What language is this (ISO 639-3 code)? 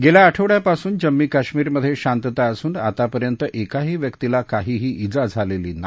mar